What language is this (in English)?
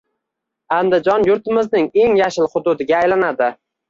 Uzbek